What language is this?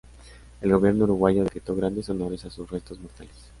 Spanish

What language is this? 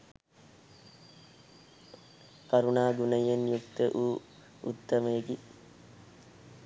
Sinhala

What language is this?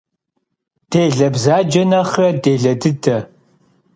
Kabardian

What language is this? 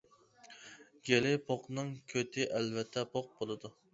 Uyghur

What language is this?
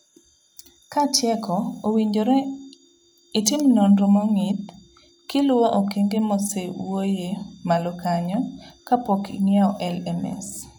Luo (Kenya and Tanzania)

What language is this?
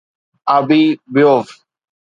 Sindhi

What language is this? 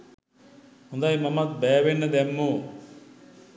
Sinhala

